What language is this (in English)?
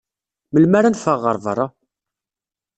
Kabyle